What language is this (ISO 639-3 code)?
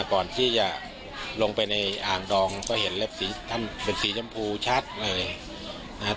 tha